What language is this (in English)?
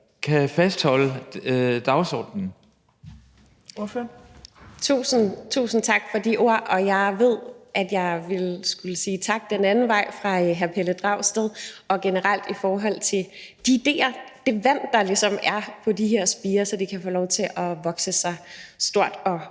Danish